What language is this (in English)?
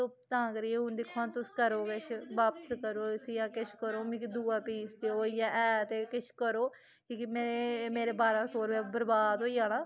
Dogri